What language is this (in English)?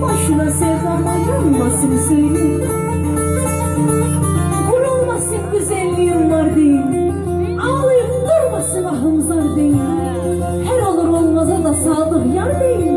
Turkish